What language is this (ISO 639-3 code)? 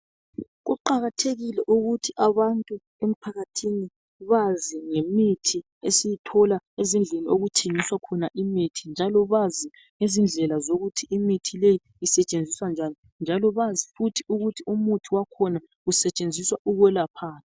nde